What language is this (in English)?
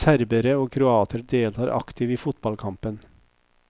Norwegian